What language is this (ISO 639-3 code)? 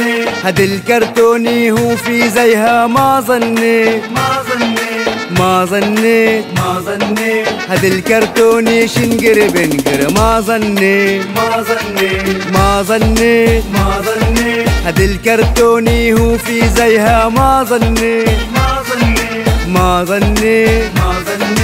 ara